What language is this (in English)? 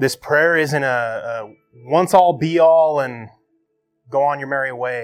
English